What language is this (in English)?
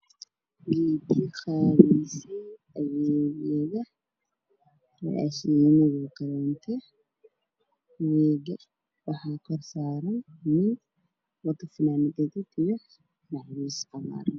Somali